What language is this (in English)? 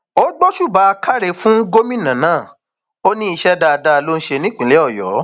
Yoruba